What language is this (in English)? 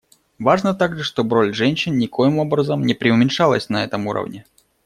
Russian